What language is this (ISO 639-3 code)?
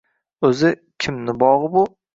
uzb